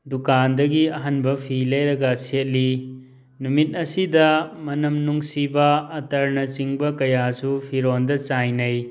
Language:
Manipuri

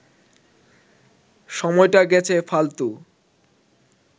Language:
Bangla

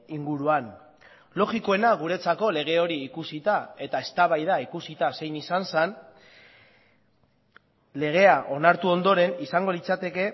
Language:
Basque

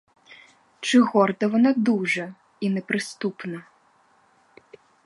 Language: Ukrainian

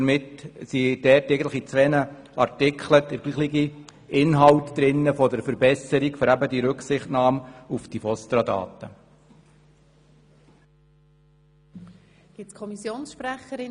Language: Swiss German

